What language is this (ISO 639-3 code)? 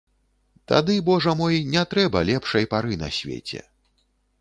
bel